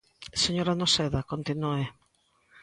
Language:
Galician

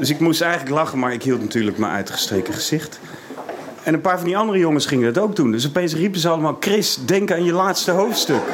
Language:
Dutch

